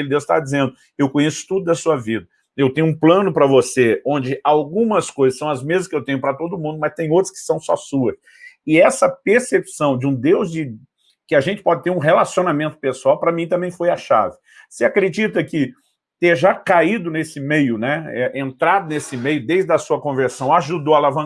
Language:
Portuguese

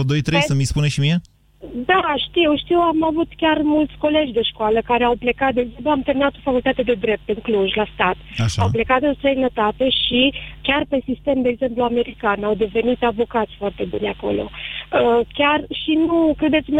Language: Romanian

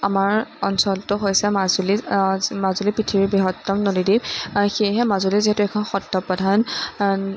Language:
Assamese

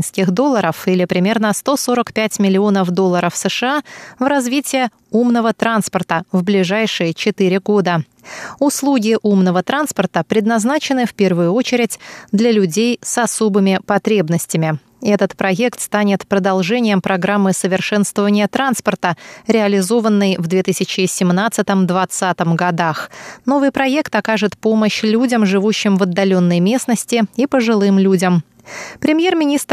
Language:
Russian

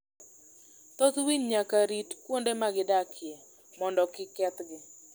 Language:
Luo (Kenya and Tanzania)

